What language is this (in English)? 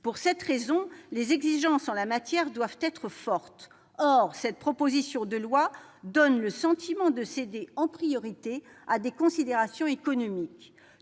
French